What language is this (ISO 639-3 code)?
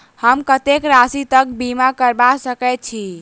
mai